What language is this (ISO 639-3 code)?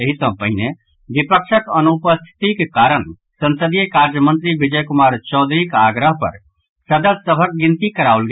mai